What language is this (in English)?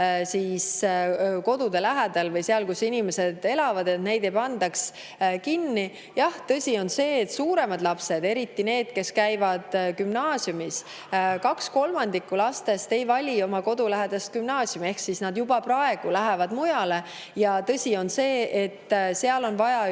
Estonian